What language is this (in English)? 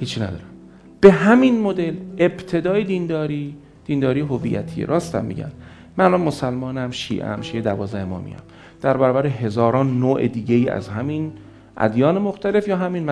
Persian